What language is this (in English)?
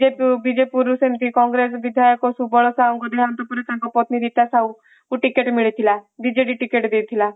Odia